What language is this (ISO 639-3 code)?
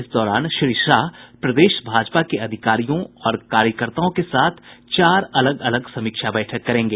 hin